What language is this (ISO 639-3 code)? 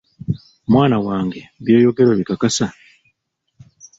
lug